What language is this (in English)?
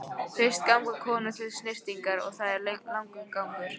Icelandic